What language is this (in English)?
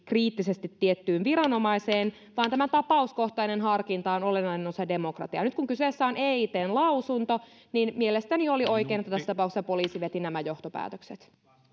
Finnish